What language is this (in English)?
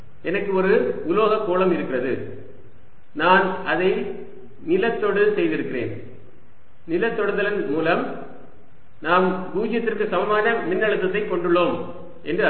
Tamil